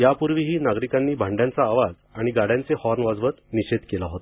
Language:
Marathi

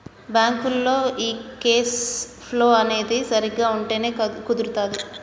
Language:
Telugu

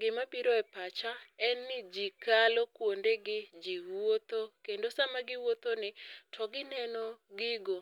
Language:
Luo (Kenya and Tanzania)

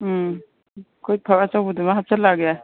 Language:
Manipuri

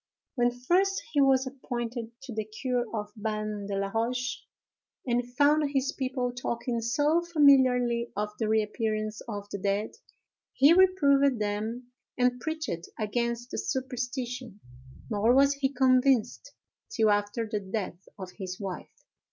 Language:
English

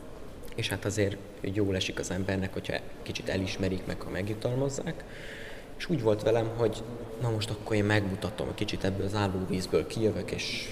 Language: Hungarian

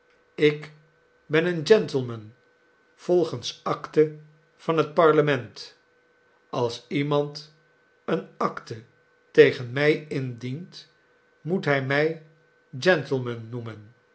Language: Dutch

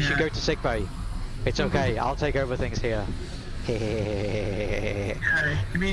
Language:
English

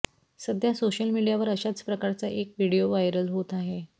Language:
Marathi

